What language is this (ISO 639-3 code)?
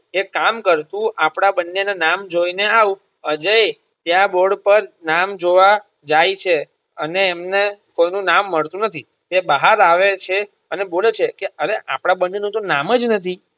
guj